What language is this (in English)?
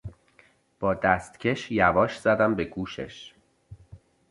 Persian